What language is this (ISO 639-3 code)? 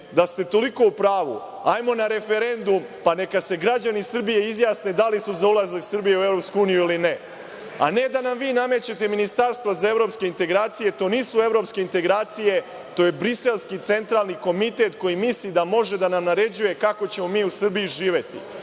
srp